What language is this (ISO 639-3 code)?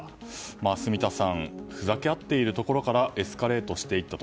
jpn